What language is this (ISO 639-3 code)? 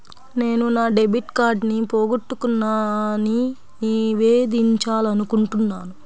tel